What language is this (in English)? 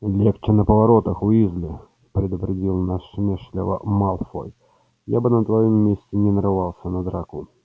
Russian